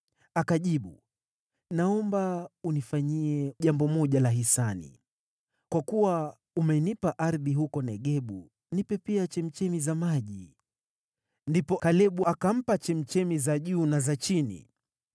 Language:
Swahili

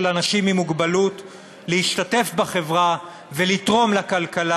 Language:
Hebrew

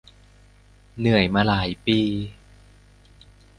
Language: Thai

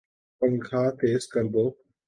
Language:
Urdu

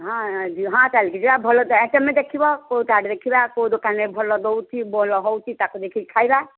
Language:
Odia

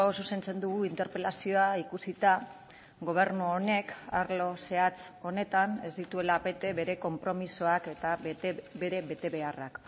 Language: Basque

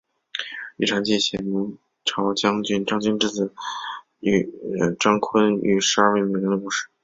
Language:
Chinese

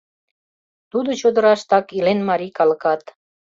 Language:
Mari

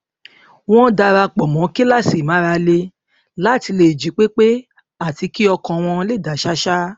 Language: Yoruba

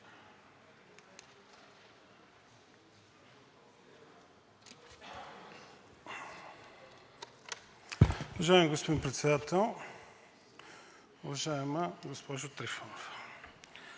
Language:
Bulgarian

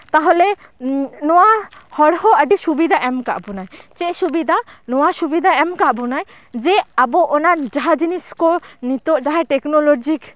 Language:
Santali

